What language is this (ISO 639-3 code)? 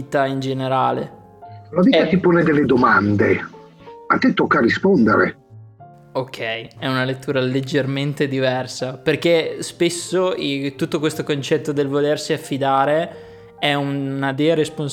ita